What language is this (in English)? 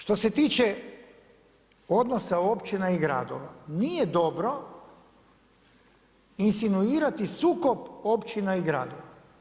Croatian